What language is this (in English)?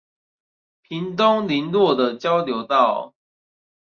Chinese